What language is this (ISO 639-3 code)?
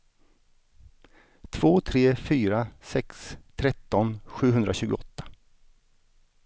swe